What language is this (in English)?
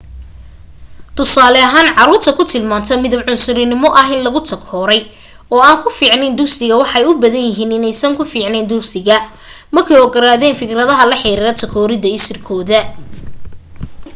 Somali